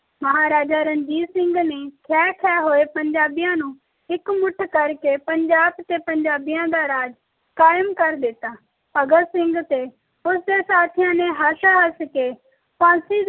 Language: Punjabi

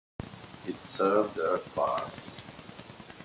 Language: English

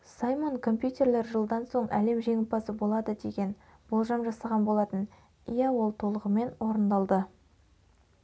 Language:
Kazakh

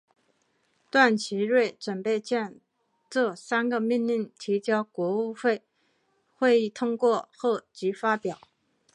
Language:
Chinese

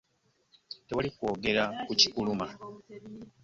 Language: Ganda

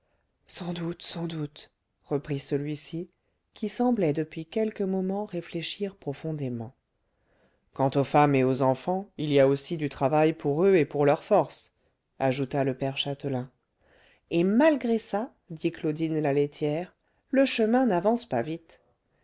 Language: French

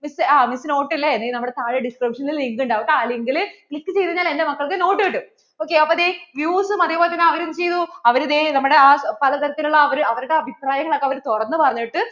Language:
Malayalam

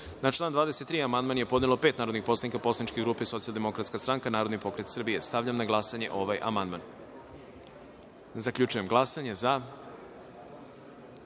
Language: Serbian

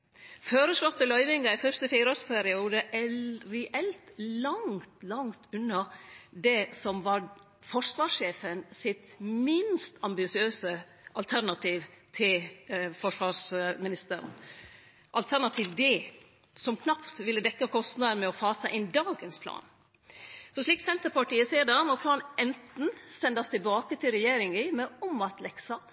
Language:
Norwegian Nynorsk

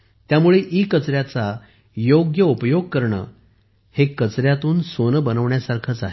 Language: Marathi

